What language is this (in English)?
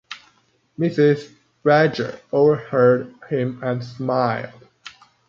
English